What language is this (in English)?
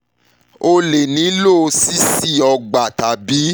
Yoruba